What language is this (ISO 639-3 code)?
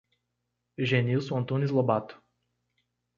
por